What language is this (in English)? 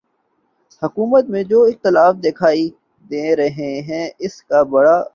Urdu